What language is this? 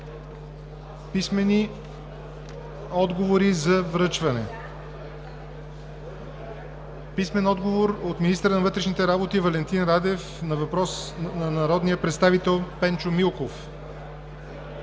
Bulgarian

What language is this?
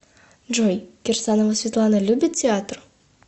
Russian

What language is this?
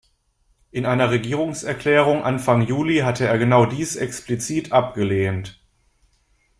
German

